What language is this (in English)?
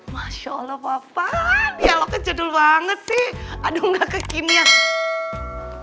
Indonesian